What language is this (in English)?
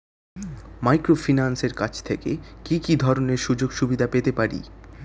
Bangla